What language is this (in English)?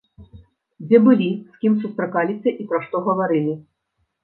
Belarusian